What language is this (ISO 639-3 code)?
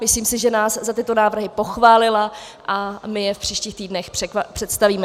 ces